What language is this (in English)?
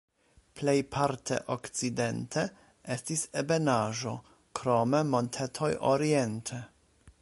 Esperanto